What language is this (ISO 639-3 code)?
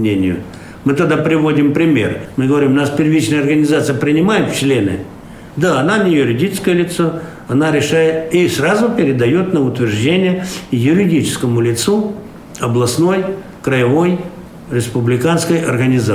rus